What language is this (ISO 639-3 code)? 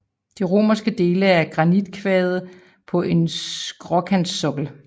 dan